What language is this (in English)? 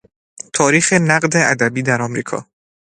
Persian